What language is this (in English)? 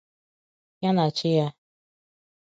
Igbo